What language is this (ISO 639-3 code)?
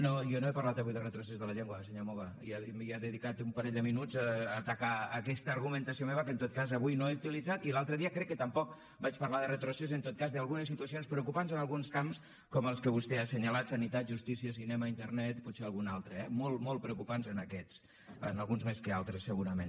cat